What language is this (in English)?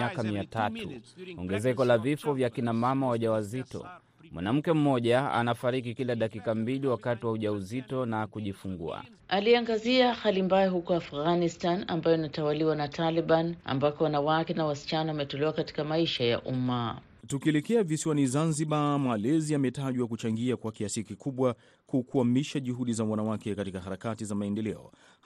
Swahili